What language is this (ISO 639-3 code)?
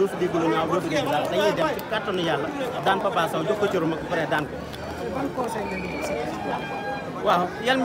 ara